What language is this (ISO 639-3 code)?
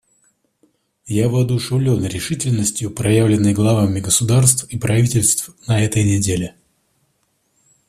rus